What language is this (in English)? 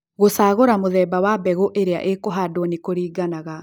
Kikuyu